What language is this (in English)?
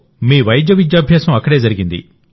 Telugu